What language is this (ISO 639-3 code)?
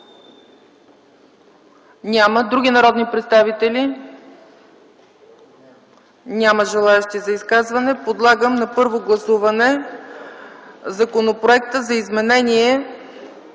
bul